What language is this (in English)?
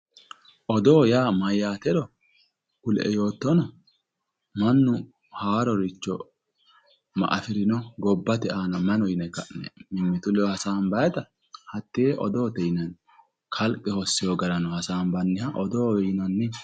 Sidamo